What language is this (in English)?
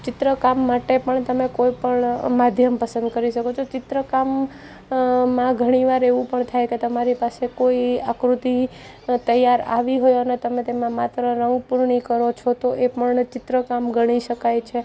Gujarati